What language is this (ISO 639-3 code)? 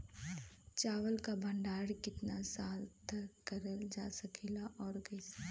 bho